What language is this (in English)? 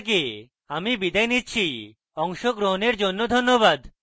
Bangla